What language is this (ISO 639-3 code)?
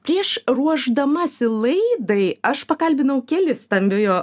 lit